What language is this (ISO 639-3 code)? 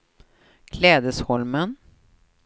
swe